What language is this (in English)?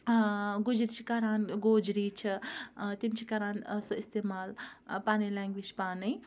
Kashmiri